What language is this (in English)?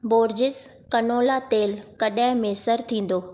Sindhi